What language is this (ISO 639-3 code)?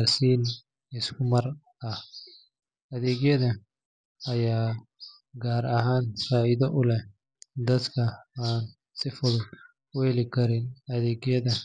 som